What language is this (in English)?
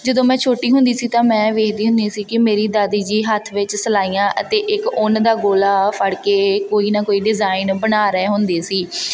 Punjabi